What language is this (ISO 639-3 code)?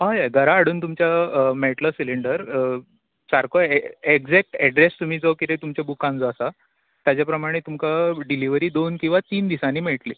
kok